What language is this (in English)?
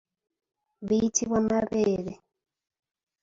Ganda